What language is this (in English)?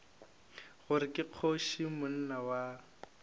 Northern Sotho